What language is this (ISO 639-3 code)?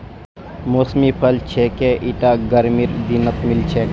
mag